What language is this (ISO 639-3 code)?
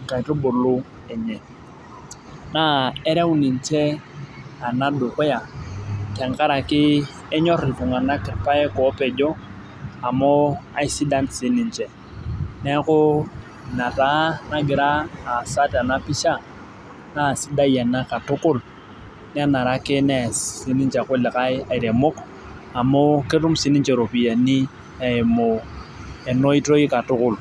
mas